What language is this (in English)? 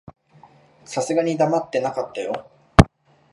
Japanese